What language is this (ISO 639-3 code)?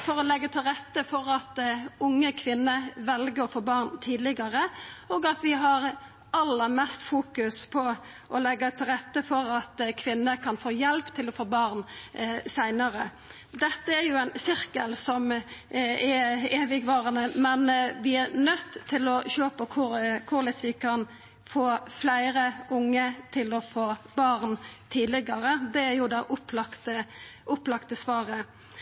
nno